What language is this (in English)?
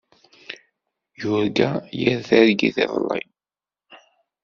Kabyle